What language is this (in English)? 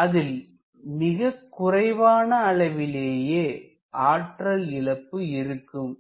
Tamil